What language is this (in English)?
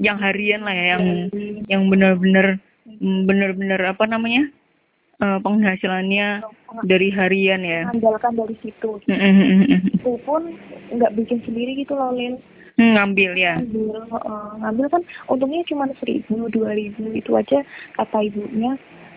Indonesian